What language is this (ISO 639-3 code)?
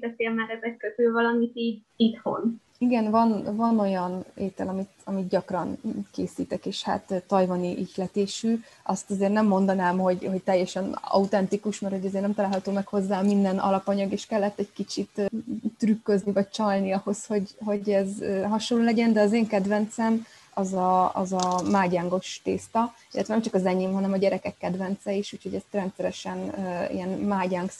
hun